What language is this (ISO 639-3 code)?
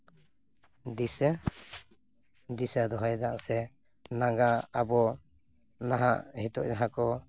sat